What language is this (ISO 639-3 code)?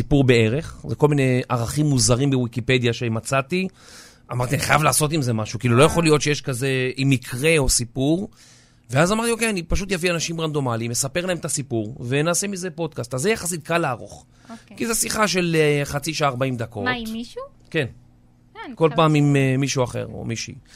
heb